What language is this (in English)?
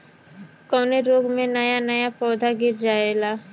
Bhojpuri